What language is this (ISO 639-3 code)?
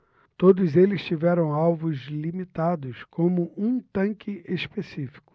por